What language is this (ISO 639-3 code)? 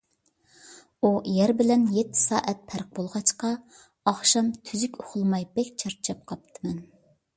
uig